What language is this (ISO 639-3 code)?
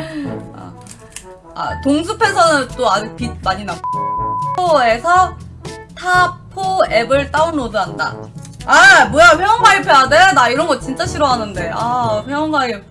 kor